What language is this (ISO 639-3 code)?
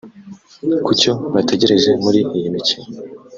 kin